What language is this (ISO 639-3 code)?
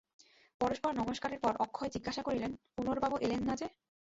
ben